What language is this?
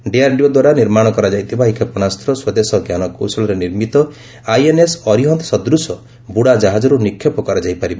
Odia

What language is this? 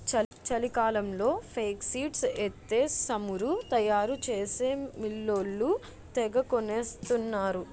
Telugu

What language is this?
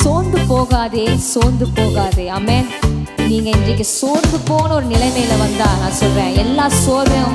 Tamil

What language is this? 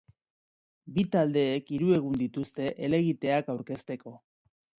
Basque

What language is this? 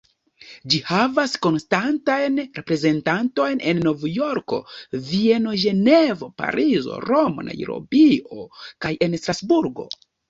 Esperanto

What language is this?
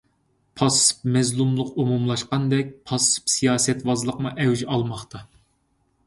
Uyghur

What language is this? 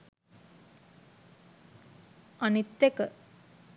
Sinhala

